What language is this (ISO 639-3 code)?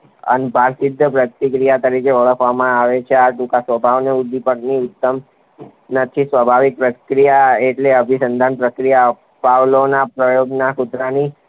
guj